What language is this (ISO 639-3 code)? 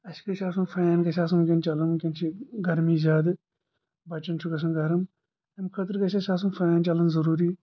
kas